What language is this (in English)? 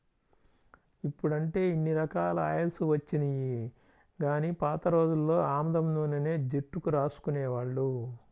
Telugu